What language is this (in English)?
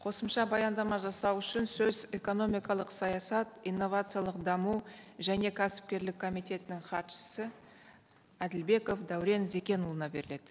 Kazakh